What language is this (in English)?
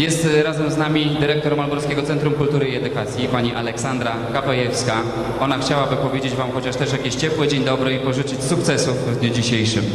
Polish